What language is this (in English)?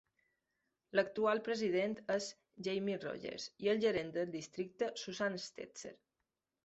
Catalan